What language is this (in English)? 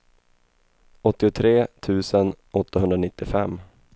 Swedish